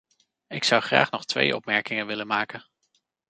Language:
Dutch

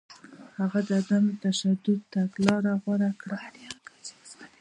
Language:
Pashto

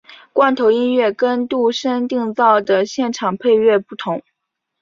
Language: Chinese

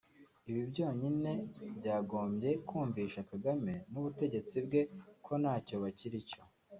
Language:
Kinyarwanda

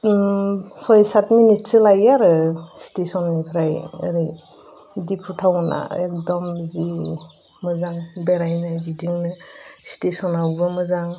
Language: Bodo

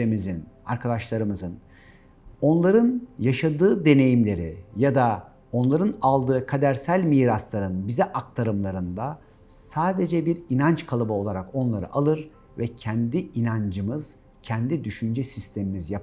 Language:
Turkish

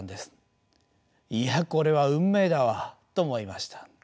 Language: Japanese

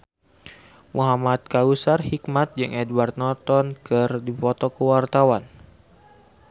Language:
Sundanese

